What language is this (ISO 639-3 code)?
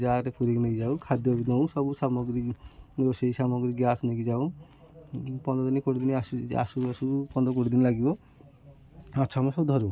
ori